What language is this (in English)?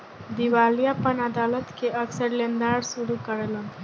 Bhojpuri